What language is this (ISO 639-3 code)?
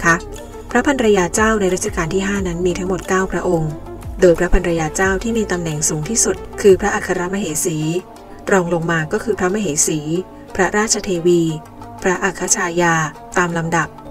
tha